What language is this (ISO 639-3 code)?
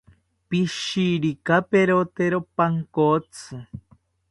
cpy